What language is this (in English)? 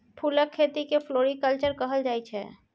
Maithili